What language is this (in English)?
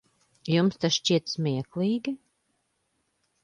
Latvian